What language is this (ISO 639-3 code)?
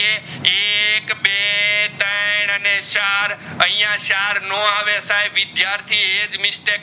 guj